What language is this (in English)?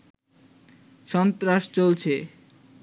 Bangla